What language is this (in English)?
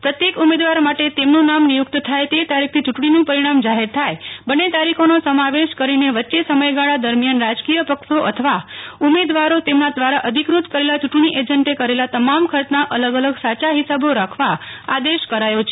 Gujarati